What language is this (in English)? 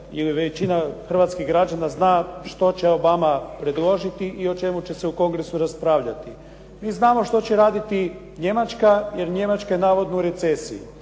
Croatian